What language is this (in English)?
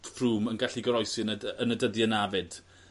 Welsh